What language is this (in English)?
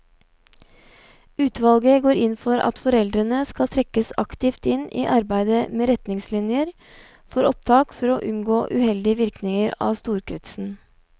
Norwegian